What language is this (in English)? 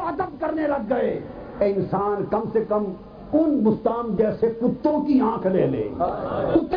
Urdu